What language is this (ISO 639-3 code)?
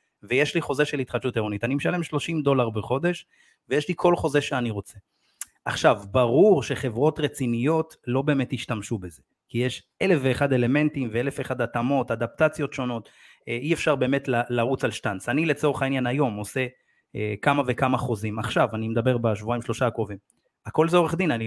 heb